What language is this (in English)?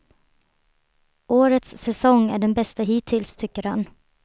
Swedish